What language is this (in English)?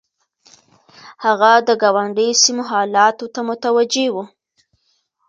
Pashto